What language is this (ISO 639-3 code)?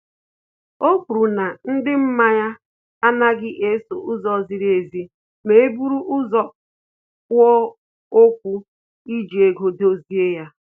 ibo